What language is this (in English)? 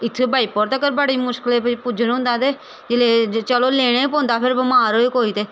Dogri